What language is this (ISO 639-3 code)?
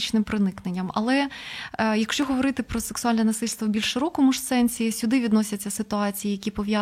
ukr